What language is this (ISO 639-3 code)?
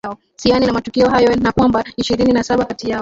swa